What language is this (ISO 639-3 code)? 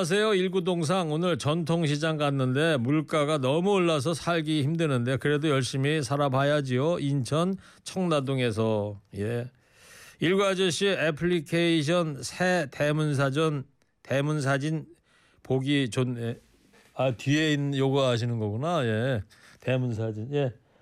kor